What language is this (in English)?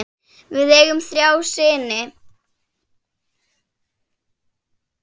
Icelandic